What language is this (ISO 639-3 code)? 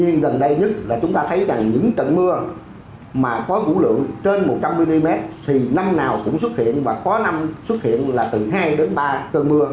vie